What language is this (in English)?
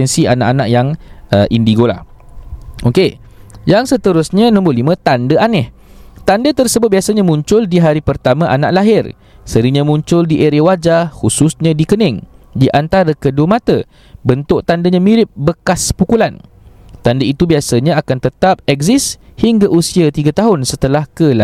Malay